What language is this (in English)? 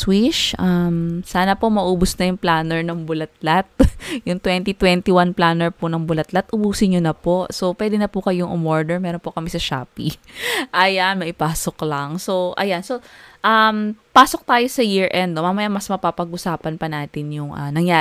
Filipino